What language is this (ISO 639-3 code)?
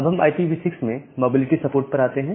hin